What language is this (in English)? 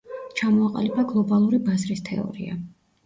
Georgian